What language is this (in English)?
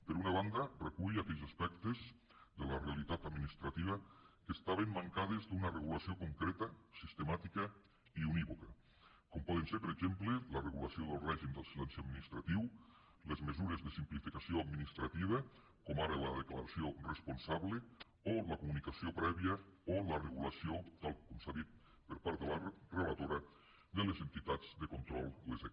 Catalan